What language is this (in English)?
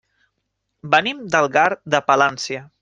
Catalan